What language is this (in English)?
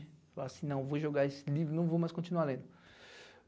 Portuguese